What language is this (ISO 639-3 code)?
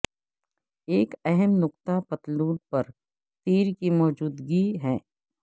urd